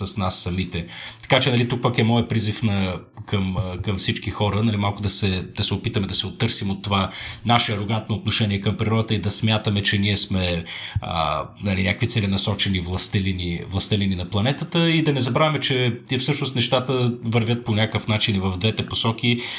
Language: Bulgarian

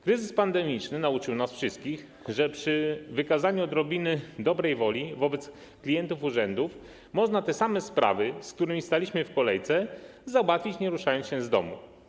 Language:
Polish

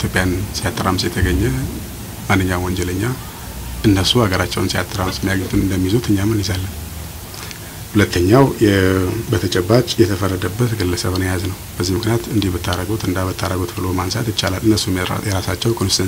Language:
Arabic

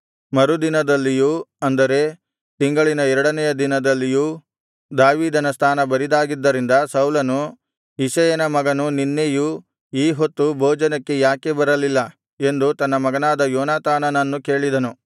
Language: Kannada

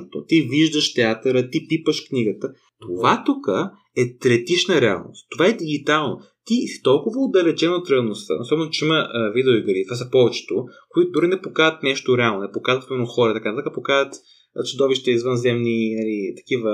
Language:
Bulgarian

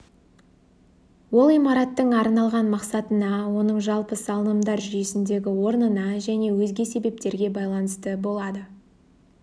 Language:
Kazakh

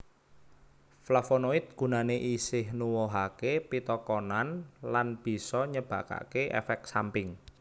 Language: Javanese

